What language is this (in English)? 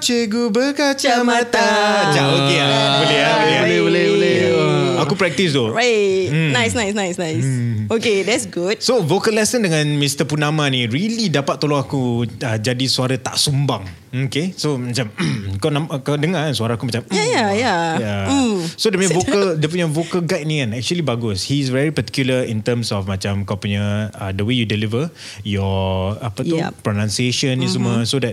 Malay